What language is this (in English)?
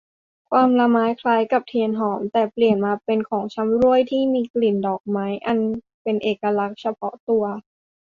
Thai